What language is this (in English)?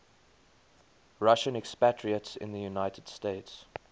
English